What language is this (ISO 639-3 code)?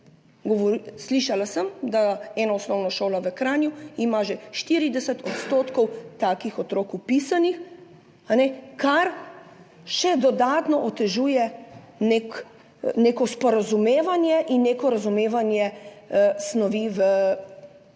slv